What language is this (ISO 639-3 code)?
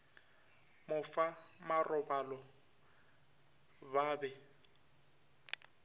nso